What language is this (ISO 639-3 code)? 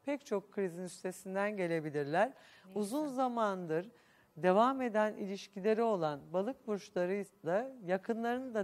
tur